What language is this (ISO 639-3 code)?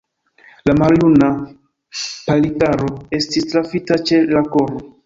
epo